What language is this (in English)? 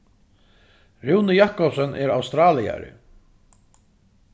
Faroese